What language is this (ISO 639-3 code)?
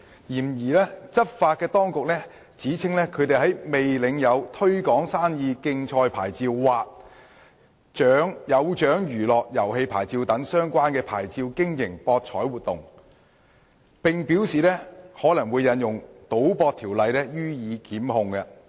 yue